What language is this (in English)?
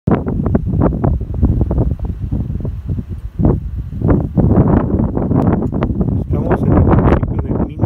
Spanish